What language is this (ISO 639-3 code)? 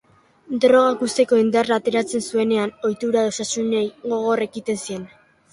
eus